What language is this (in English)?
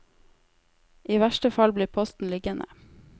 Norwegian